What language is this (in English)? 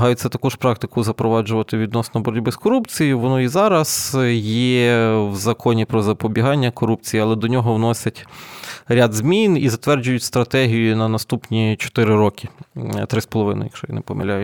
Ukrainian